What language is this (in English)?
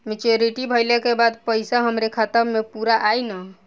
Bhojpuri